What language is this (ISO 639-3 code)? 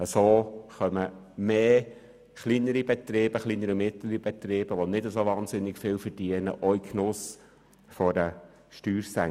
gsw